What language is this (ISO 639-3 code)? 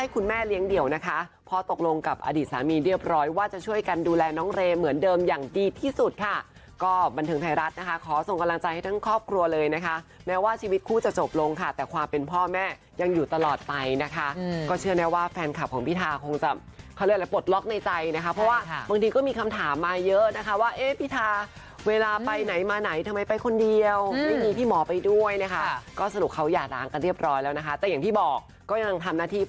tha